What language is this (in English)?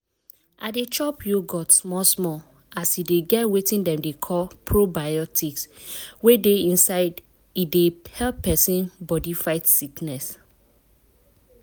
Nigerian Pidgin